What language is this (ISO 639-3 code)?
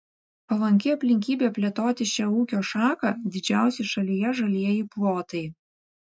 lit